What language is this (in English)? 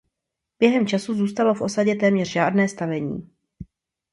Czech